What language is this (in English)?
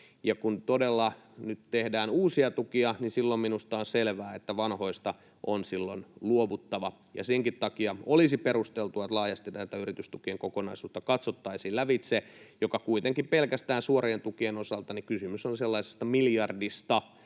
Finnish